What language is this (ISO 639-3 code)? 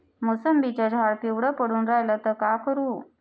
mar